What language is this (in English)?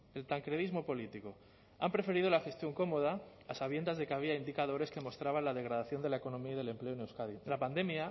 Spanish